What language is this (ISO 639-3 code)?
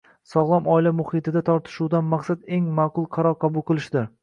uzb